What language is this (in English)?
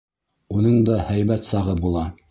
Bashkir